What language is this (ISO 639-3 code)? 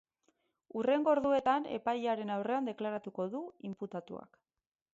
eus